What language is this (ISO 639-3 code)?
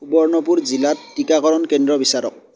asm